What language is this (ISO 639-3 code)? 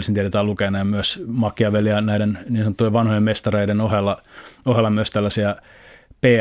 fin